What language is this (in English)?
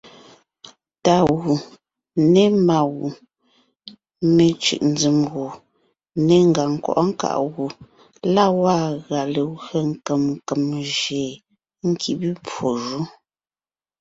Ngiemboon